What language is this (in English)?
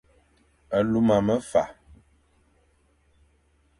Fang